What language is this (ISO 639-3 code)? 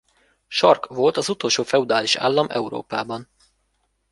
hun